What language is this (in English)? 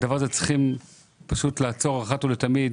Hebrew